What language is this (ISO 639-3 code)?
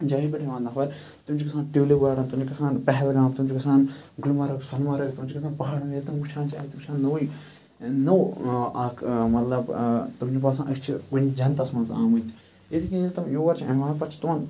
kas